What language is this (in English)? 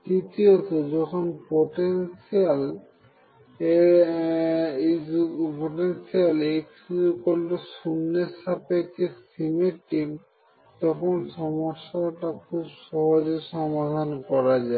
Bangla